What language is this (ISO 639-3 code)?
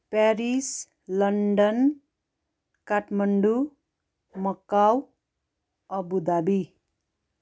nep